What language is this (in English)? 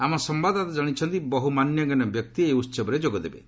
Odia